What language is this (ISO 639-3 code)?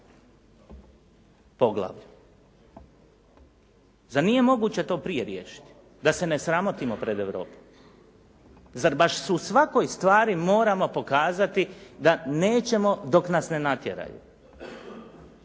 hrv